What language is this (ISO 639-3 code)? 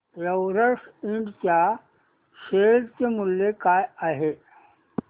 mar